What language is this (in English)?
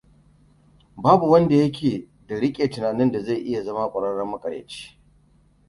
Hausa